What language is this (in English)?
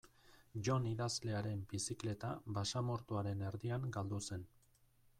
Basque